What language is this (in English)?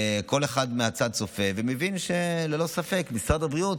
Hebrew